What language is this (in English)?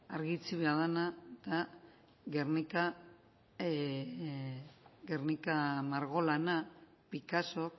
Basque